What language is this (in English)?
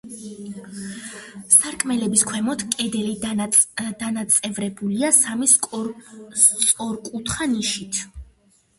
Georgian